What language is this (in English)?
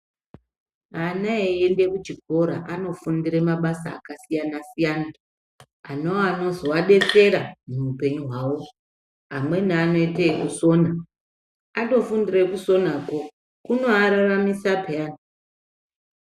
Ndau